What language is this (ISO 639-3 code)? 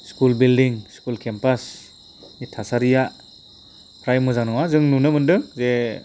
brx